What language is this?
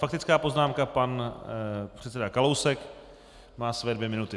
Czech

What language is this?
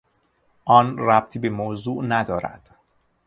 Persian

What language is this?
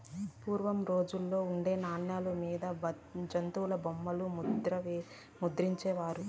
Telugu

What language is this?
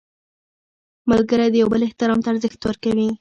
Pashto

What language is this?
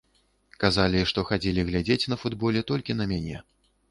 Belarusian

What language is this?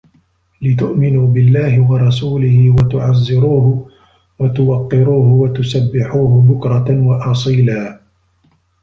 Arabic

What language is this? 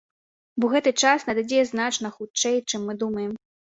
Belarusian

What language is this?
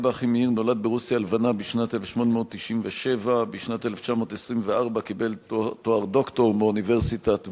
Hebrew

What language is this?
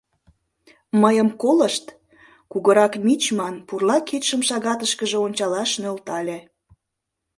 Mari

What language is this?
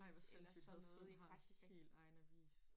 Danish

